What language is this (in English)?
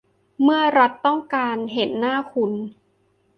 Thai